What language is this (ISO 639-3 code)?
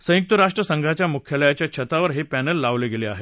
mar